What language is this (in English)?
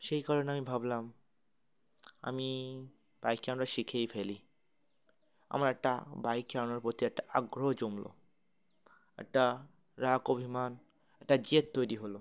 Bangla